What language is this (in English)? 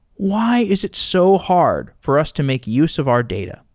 English